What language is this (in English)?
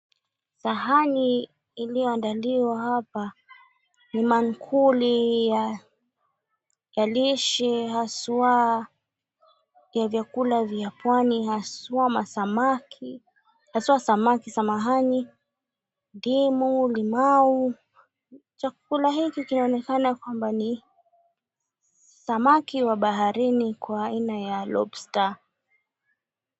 Swahili